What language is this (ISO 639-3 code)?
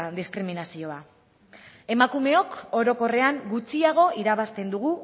eus